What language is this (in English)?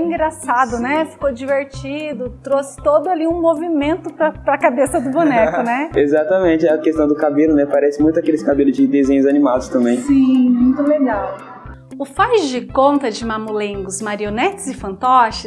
Portuguese